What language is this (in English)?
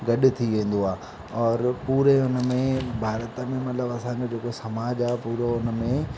Sindhi